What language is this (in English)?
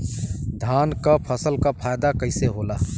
Bhojpuri